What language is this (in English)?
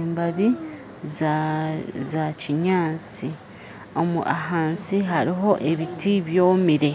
Nyankole